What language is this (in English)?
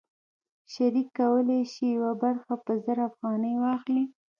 Pashto